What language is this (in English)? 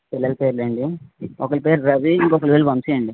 Telugu